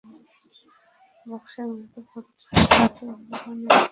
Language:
Bangla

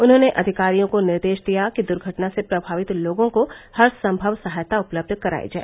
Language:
Hindi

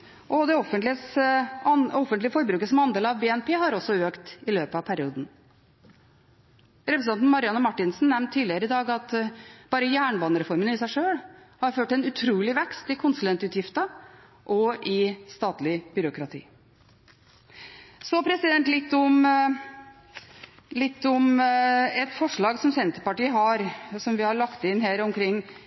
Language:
Norwegian Bokmål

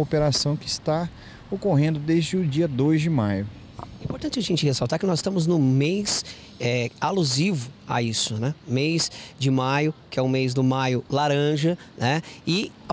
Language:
Portuguese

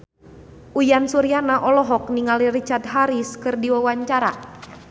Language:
Sundanese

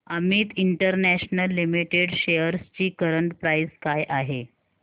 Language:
Marathi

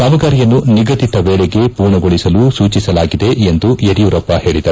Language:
Kannada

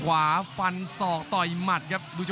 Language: Thai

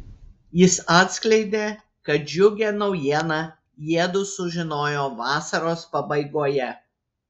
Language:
Lithuanian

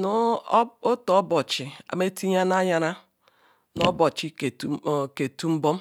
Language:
Ikwere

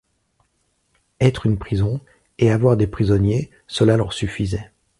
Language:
French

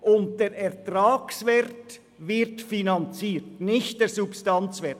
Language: Swiss German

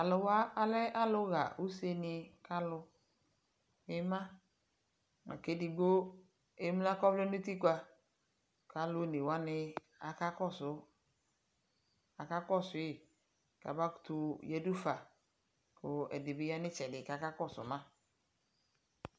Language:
Ikposo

